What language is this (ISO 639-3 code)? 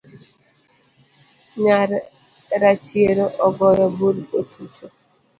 luo